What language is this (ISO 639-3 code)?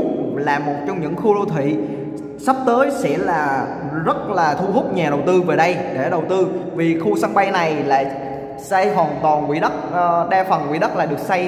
vie